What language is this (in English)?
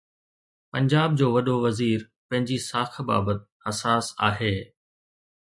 Sindhi